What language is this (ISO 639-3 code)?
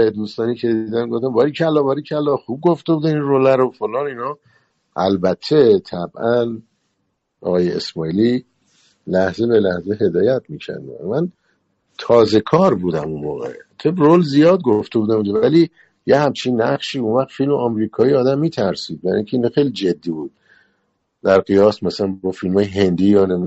fas